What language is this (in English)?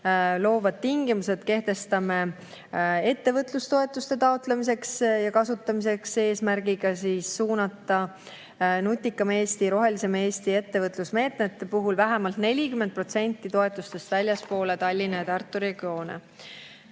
Estonian